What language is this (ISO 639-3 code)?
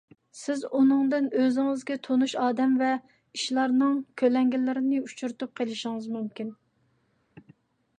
uig